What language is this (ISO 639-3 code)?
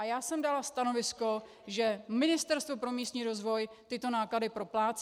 ces